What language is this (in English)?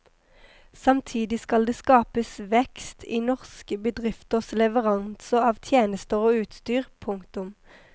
Norwegian